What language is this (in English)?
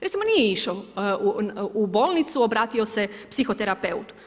Croatian